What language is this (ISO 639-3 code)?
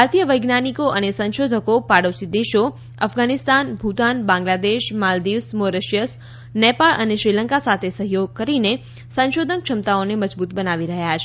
guj